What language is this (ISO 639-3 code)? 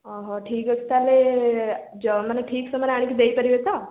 ori